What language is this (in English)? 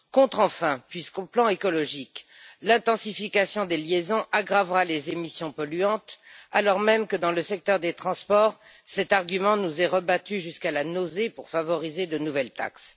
French